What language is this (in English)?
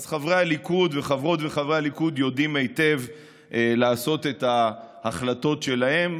Hebrew